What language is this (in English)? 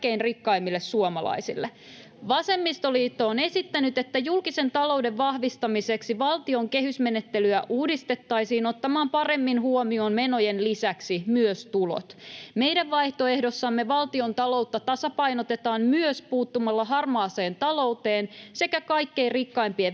Finnish